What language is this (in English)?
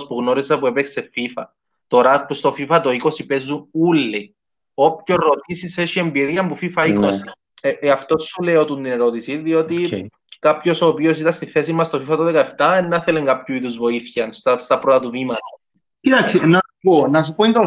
Greek